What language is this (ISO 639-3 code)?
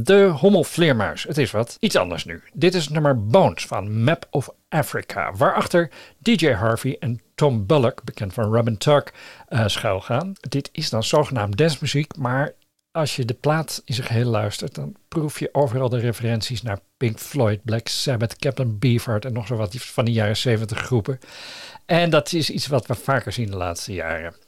nld